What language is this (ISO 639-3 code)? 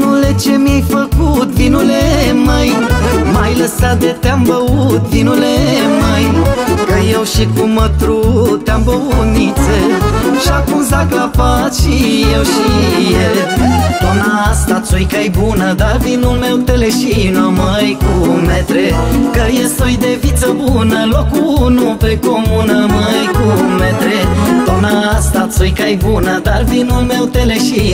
ron